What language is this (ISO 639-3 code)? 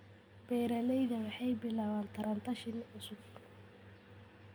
som